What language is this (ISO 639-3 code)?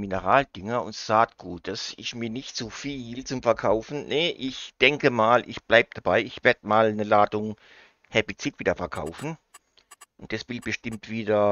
deu